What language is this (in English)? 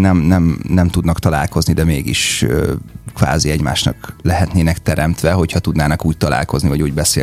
Hungarian